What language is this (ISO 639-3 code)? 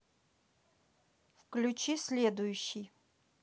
rus